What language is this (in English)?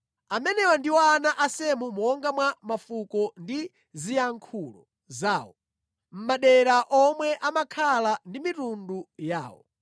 Nyanja